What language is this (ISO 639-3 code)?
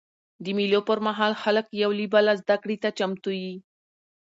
pus